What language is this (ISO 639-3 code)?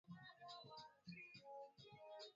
swa